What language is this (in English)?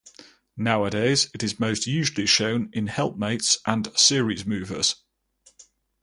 English